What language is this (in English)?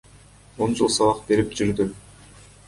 Kyrgyz